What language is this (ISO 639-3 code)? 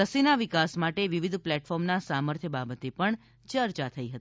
guj